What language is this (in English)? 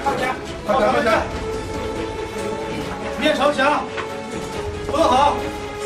Chinese